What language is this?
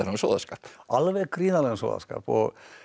Icelandic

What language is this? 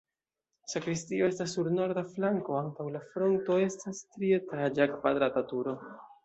Esperanto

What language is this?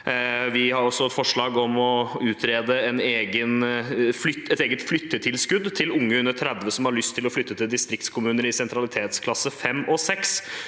Norwegian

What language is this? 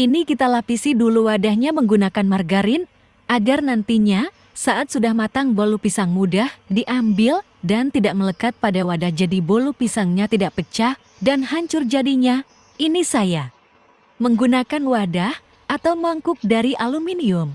Indonesian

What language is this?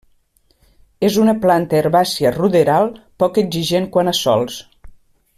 Catalan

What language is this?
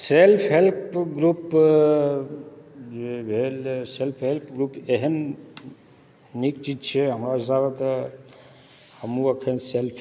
Maithili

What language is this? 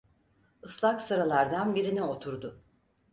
Turkish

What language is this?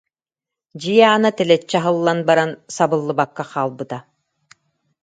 Yakut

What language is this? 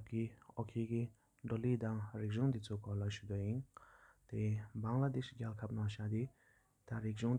Sikkimese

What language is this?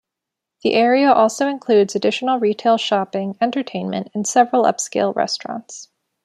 English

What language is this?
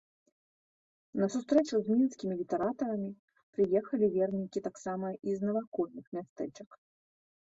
Belarusian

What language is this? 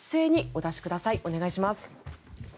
Japanese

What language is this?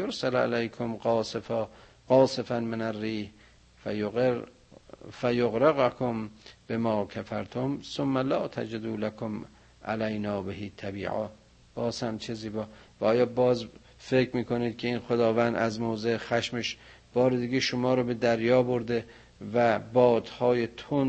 Persian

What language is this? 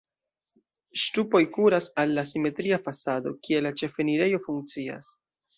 Esperanto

